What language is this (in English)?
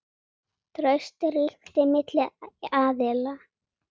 Icelandic